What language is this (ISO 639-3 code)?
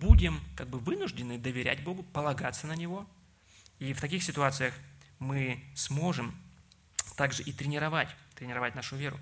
rus